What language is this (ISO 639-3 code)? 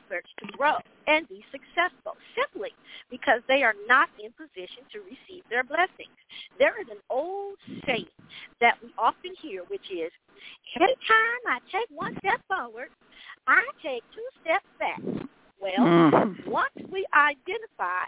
eng